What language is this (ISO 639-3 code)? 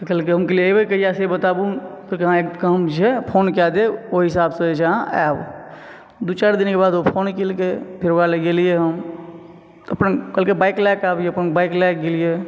mai